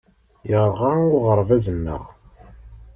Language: Kabyle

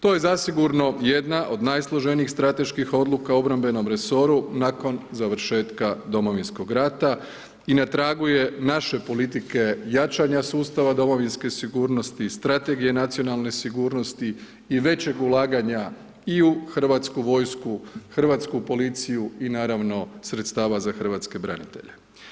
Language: Croatian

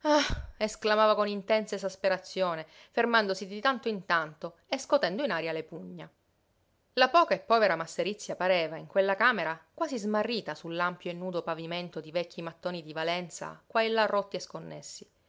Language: Italian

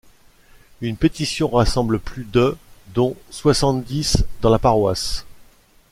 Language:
French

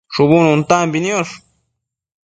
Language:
Matsés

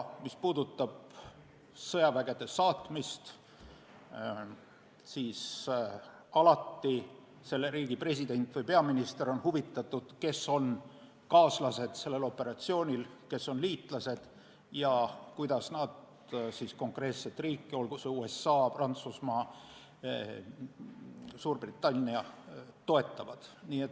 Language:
Estonian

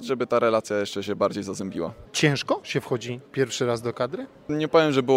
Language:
Polish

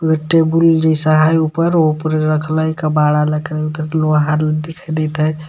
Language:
Magahi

